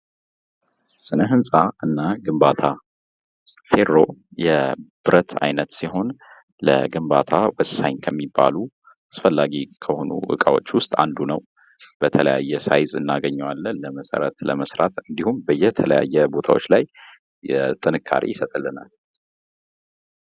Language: Amharic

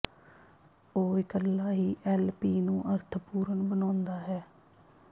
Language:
Punjabi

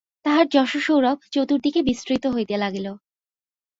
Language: Bangla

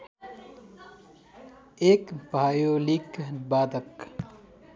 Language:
Nepali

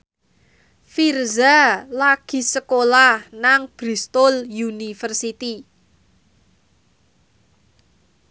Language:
Javanese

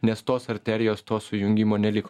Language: Lithuanian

